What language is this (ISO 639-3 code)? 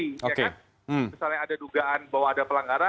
ind